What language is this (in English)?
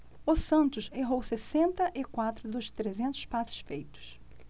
Portuguese